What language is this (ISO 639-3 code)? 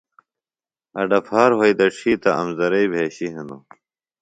phl